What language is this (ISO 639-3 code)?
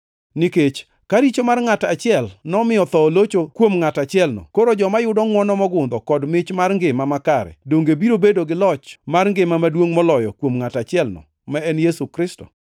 luo